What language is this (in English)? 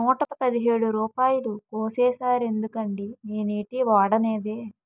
Telugu